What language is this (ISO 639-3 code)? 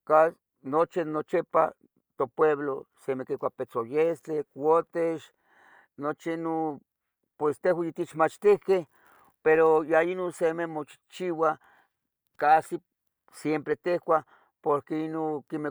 nhg